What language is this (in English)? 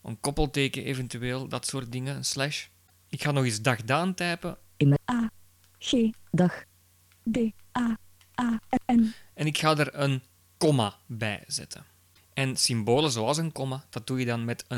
Dutch